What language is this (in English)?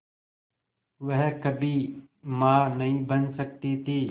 Hindi